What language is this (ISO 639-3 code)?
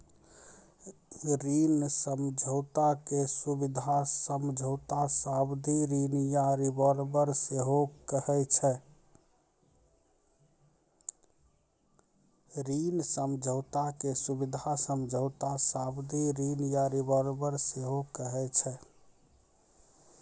mai